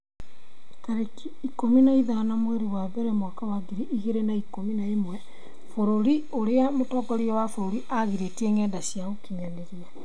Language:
Kikuyu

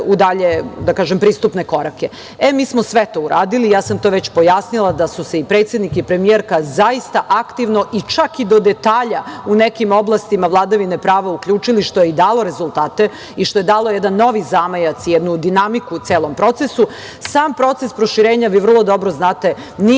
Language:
Serbian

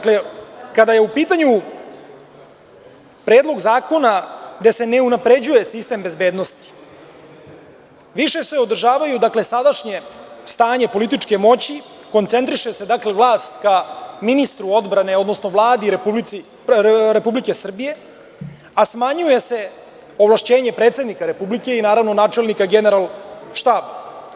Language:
Serbian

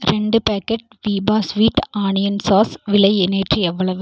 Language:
Tamil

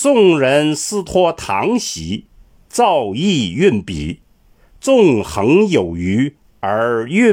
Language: Chinese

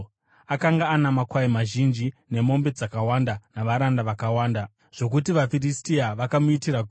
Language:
Shona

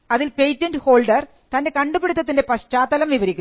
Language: Malayalam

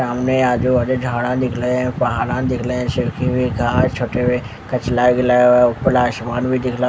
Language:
Hindi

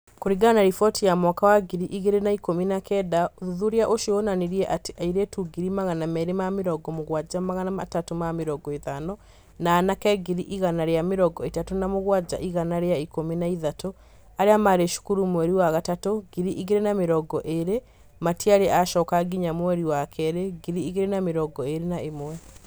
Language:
Kikuyu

